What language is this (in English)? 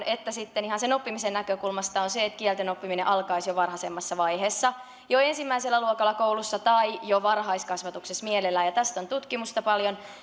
Finnish